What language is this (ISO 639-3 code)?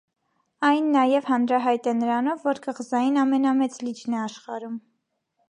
hye